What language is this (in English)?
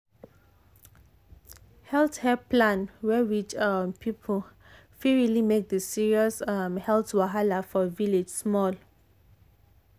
Nigerian Pidgin